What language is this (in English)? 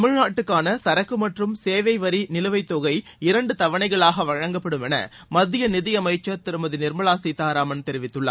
Tamil